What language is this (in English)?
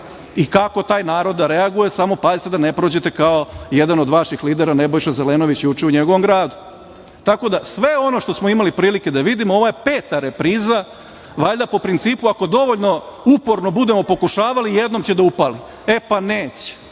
Serbian